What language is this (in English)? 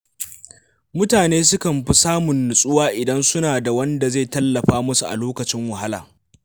Hausa